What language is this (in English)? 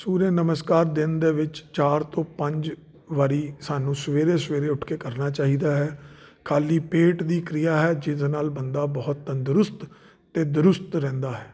Punjabi